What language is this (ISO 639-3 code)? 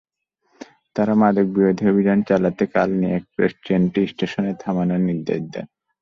ben